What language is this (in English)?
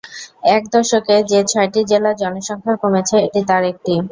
Bangla